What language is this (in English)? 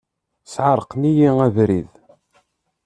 Kabyle